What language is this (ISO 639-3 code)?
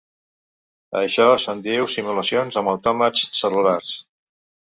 cat